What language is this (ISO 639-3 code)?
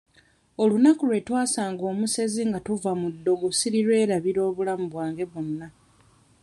lug